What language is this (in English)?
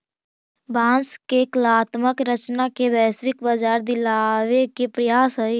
Magahi